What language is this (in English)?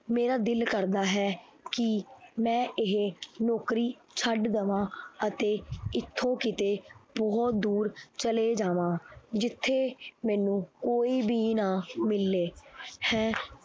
Punjabi